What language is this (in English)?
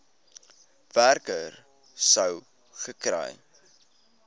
Afrikaans